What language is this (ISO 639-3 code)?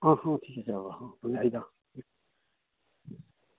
asm